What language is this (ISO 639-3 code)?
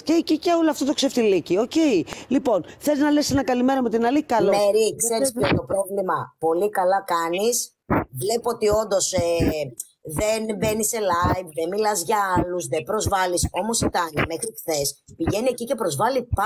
ell